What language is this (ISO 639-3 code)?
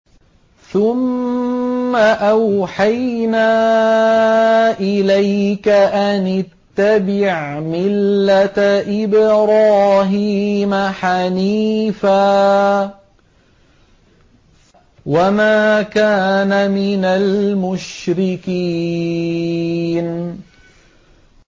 ara